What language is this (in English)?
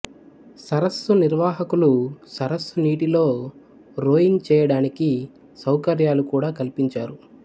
Telugu